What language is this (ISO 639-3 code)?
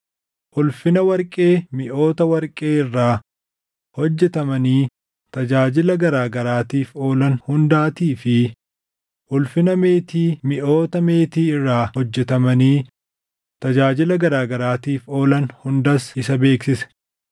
orm